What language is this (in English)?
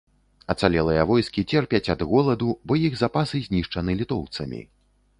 Belarusian